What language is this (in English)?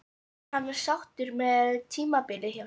Icelandic